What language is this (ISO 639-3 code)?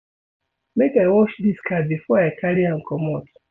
pcm